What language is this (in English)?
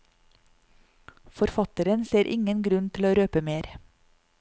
Norwegian